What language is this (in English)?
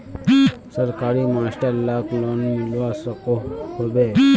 Magahi